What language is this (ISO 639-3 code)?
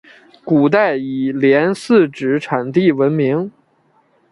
zho